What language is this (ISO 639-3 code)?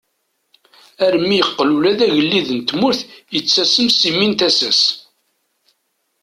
kab